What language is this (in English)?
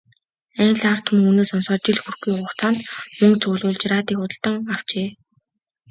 Mongolian